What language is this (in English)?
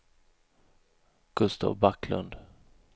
Swedish